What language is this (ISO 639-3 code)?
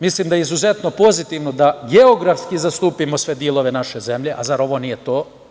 srp